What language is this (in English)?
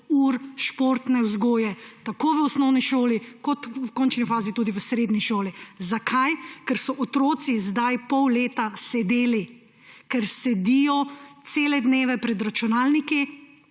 Slovenian